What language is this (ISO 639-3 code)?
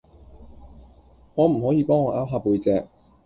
yue